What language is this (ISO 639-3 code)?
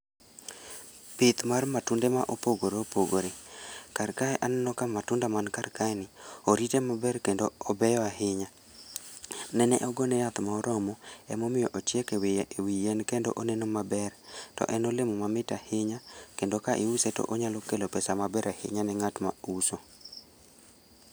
luo